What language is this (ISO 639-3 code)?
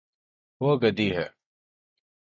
urd